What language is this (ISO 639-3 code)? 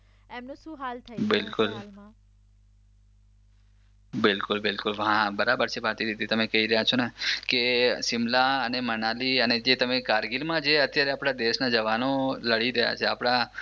guj